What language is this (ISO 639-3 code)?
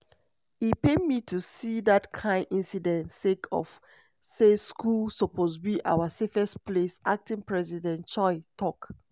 pcm